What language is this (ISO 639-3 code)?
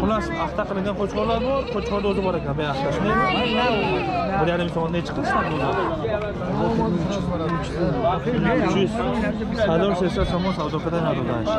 tur